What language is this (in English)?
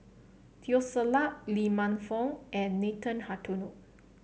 English